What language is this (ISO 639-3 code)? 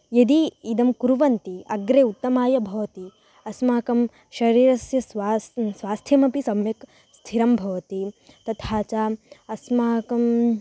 san